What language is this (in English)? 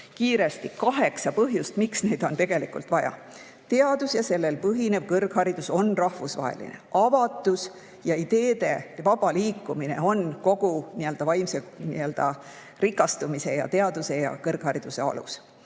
Estonian